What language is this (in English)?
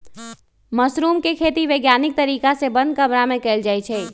Magahi